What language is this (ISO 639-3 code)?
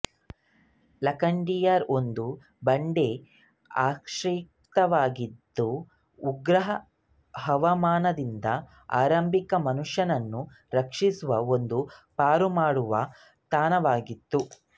kan